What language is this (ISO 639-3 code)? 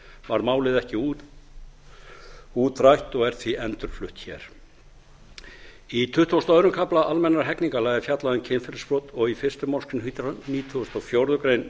isl